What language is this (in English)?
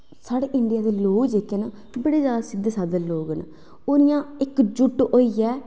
Dogri